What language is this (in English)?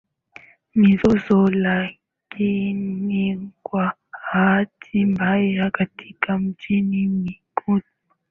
Swahili